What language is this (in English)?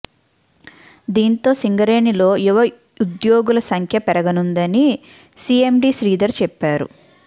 Telugu